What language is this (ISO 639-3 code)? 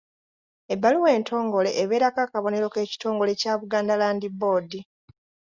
lug